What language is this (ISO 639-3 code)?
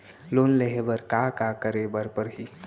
hne